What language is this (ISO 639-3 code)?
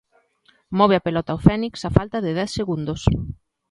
glg